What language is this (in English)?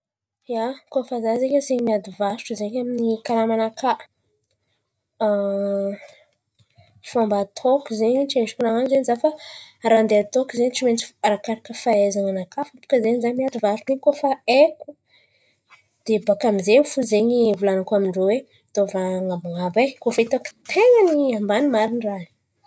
Antankarana Malagasy